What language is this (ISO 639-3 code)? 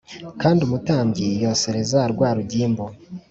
kin